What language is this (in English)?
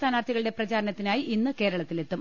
Malayalam